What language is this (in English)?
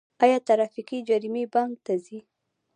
Pashto